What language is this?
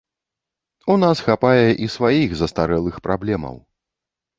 Belarusian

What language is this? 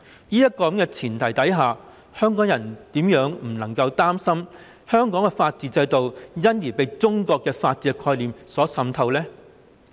Cantonese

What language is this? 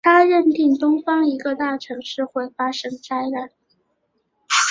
Chinese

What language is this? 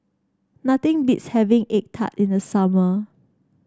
English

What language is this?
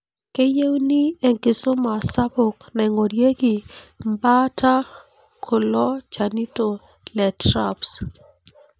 Masai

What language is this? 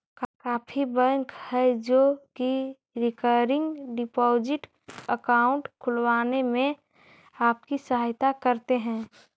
Magahi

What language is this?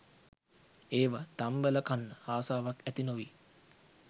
Sinhala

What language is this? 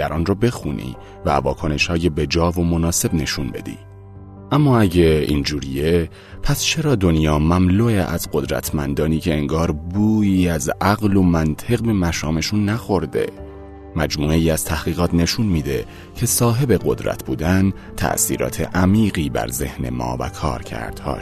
Persian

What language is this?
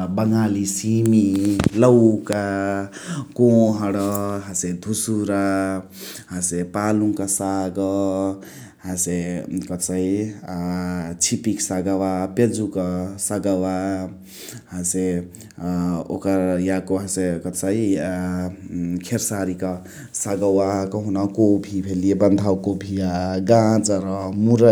Chitwania Tharu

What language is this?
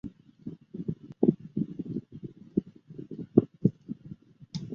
Chinese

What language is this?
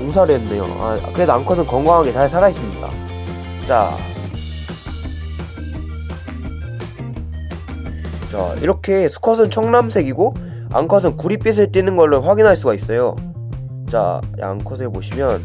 Korean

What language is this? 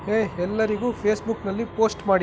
Kannada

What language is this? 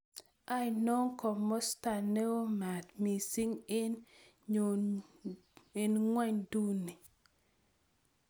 Kalenjin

